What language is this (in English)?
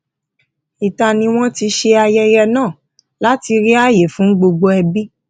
Yoruba